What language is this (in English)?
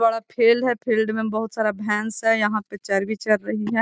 Magahi